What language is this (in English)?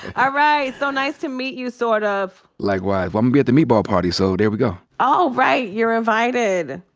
English